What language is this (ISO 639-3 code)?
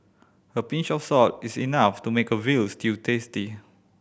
eng